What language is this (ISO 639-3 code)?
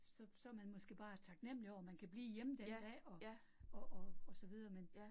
dan